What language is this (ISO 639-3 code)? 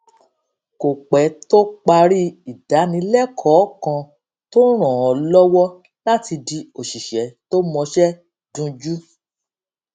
yor